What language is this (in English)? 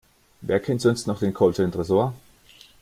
German